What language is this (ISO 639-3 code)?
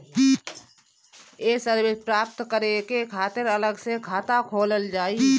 bho